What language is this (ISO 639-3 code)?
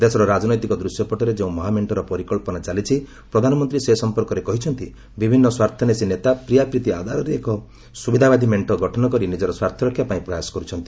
ori